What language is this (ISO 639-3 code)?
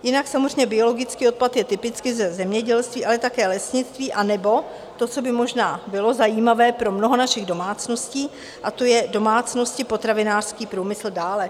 ces